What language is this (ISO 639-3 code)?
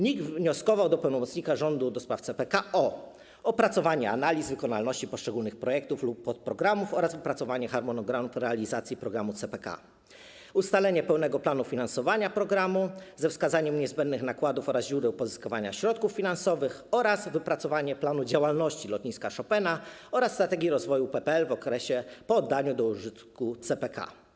pol